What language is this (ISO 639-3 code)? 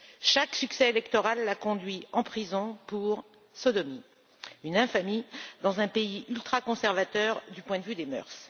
fra